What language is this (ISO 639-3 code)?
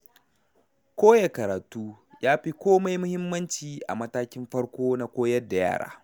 hau